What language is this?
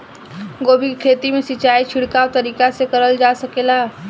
Bhojpuri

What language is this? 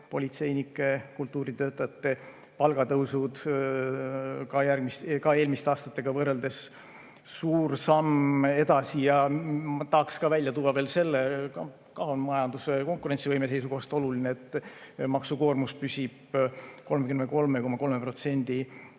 Estonian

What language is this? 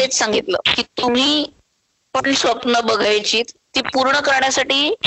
Marathi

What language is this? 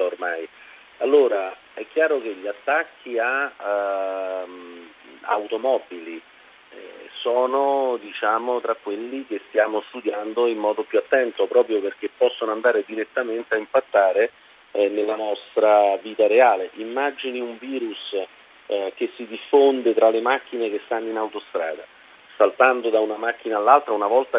Italian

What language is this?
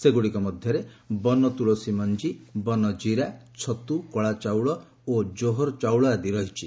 Odia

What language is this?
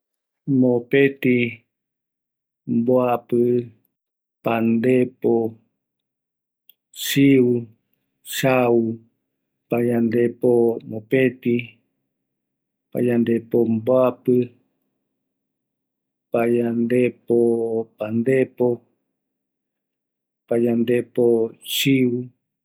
Eastern Bolivian Guaraní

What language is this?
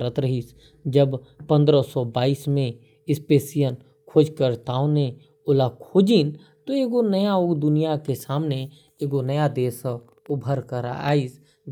Korwa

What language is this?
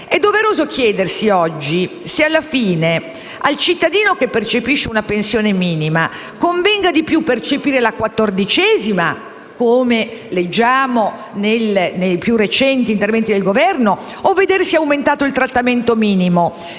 Italian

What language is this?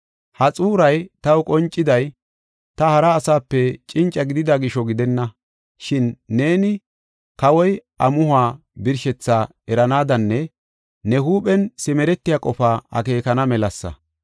Gofa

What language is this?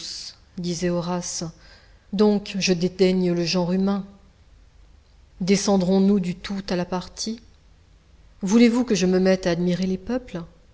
French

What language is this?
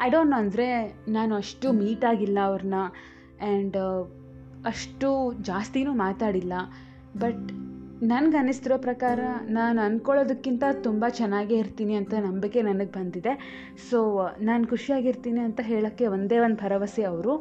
Kannada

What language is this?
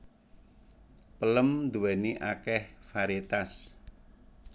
Javanese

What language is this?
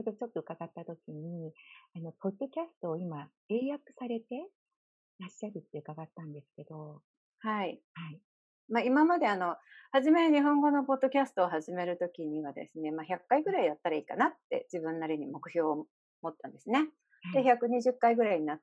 Japanese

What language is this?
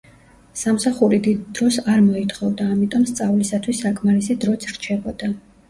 Georgian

